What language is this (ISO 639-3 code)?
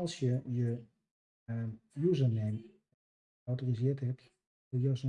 nld